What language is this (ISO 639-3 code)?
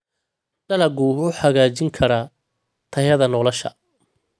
som